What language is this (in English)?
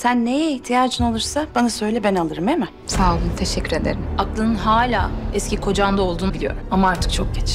Turkish